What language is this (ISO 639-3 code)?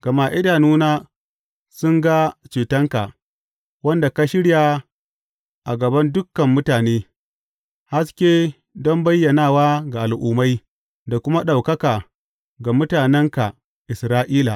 hau